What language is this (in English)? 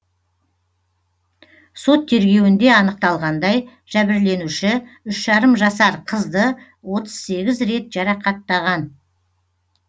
Kazakh